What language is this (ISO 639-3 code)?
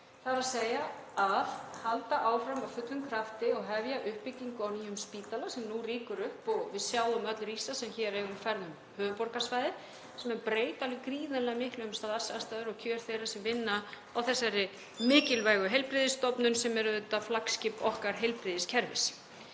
isl